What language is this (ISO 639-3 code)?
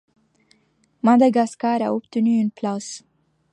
fra